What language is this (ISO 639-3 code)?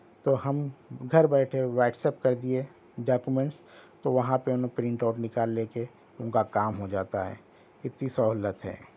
urd